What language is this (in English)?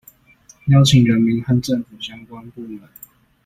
Chinese